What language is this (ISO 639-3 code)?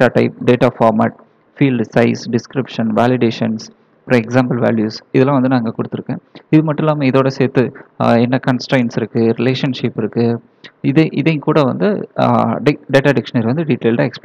eng